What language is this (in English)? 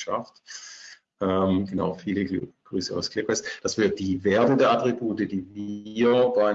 German